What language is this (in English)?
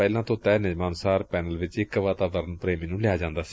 Punjabi